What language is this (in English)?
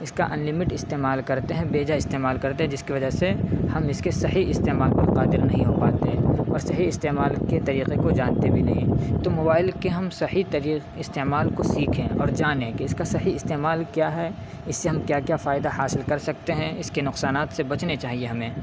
Urdu